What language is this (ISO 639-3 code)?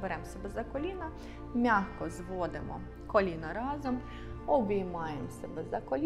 ukr